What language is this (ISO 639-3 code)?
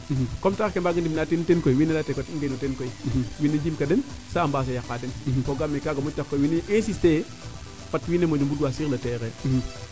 srr